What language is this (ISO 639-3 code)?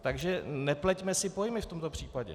ces